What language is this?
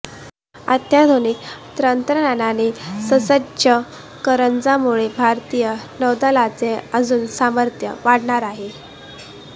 Marathi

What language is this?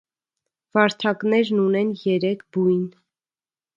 Armenian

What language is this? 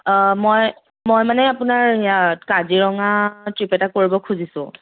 Assamese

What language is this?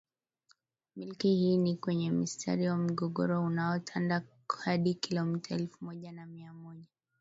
Swahili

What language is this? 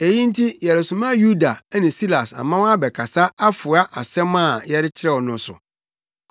Akan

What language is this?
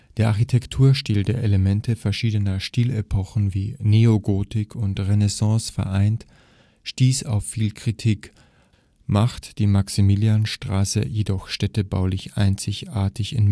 German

